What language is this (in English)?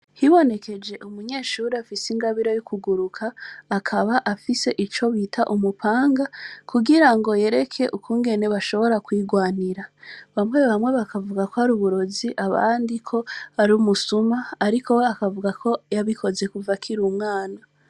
Rundi